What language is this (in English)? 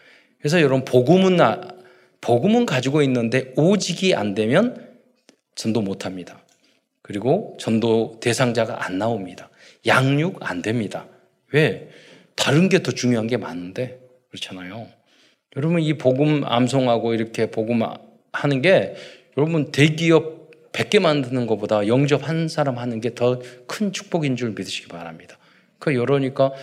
Korean